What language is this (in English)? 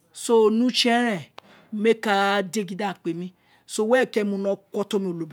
Isekiri